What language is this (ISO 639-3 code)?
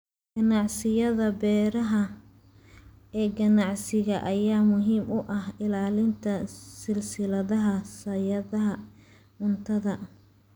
som